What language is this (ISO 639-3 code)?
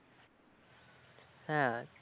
ben